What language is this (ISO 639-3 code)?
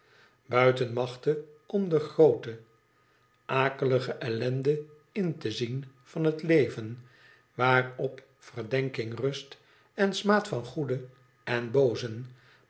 nld